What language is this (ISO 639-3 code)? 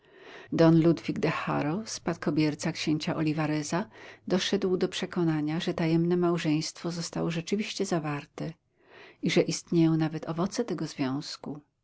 pol